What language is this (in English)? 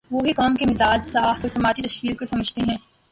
Urdu